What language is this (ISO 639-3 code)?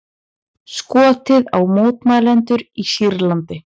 isl